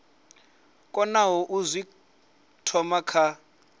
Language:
Venda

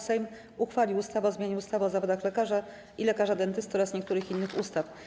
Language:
Polish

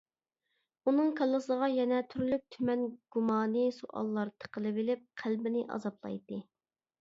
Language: Uyghur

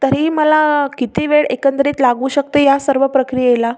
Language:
Marathi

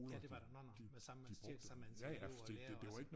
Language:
Danish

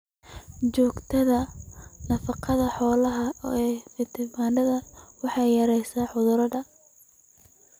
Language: Somali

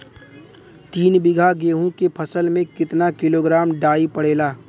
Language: Bhojpuri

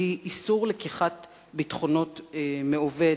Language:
Hebrew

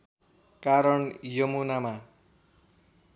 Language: Nepali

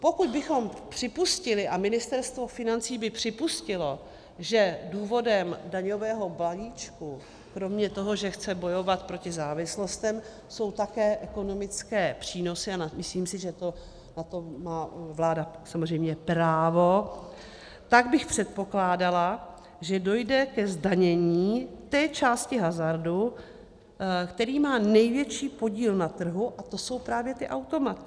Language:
Czech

